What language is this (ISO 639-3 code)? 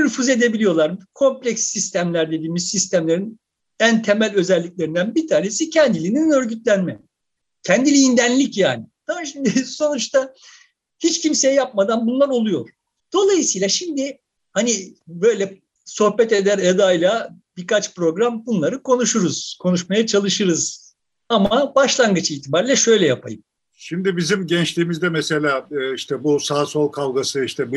tur